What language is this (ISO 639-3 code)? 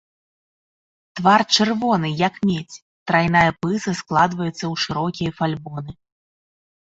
bel